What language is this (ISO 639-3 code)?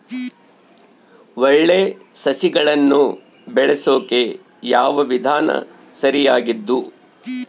kan